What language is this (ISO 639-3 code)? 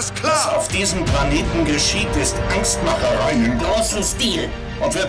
deu